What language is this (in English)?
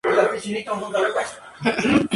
Spanish